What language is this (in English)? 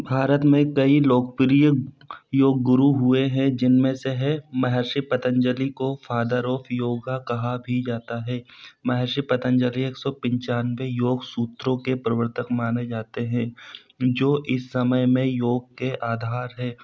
Hindi